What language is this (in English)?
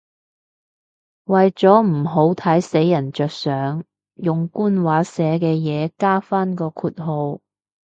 Cantonese